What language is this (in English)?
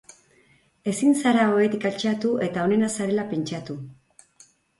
Basque